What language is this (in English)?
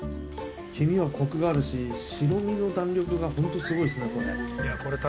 Japanese